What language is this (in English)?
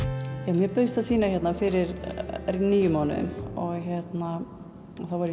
Icelandic